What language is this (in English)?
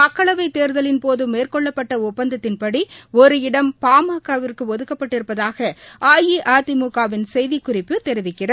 Tamil